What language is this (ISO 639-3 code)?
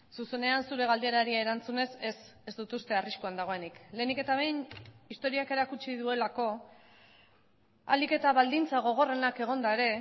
eus